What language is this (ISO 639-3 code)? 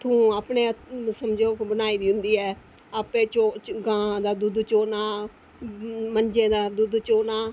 doi